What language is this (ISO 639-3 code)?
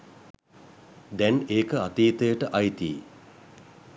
sin